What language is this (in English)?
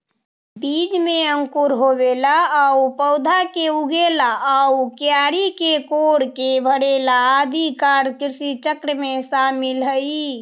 Magahi